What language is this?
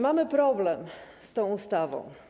Polish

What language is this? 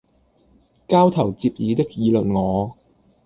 Cantonese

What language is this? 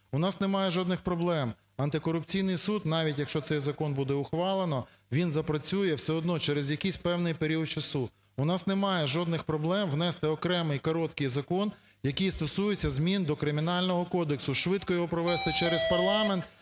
Ukrainian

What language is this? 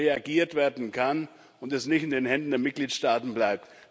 German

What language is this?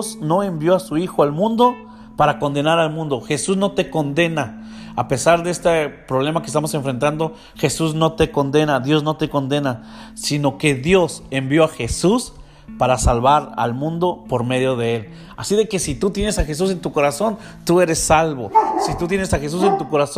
Spanish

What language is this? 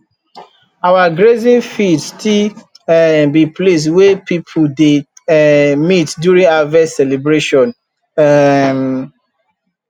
Nigerian Pidgin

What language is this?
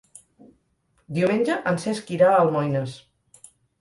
Catalan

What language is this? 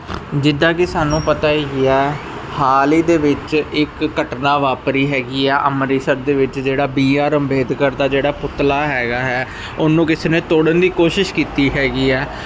Punjabi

